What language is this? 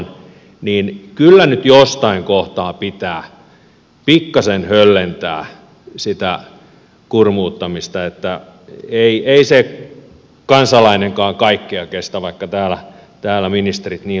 Finnish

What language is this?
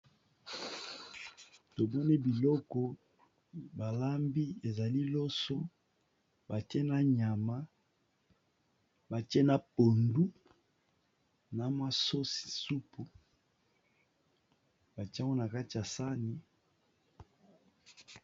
Lingala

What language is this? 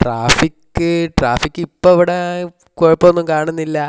Malayalam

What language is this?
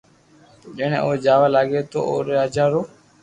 Loarki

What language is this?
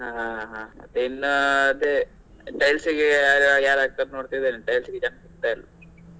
Kannada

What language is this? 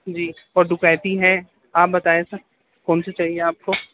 Urdu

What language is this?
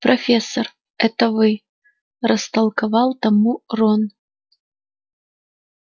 Russian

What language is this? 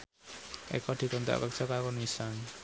Javanese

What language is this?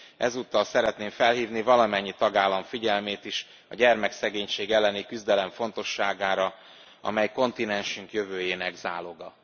Hungarian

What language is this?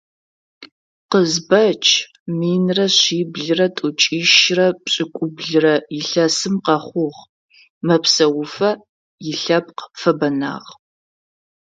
Adyghe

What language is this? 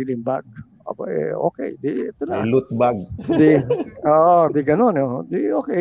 Filipino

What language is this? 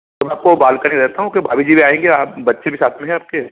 Hindi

